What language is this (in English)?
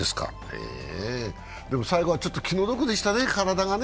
Japanese